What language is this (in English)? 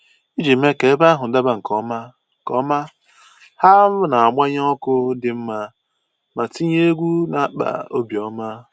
Igbo